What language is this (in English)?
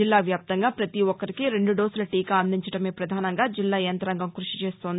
Telugu